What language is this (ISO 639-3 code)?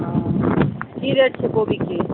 mai